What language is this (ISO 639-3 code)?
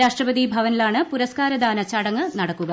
mal